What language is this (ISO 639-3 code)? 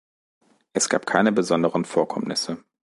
deu